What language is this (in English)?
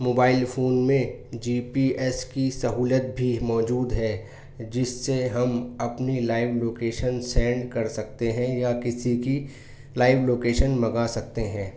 Urdu